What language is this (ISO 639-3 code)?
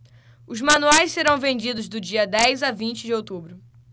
por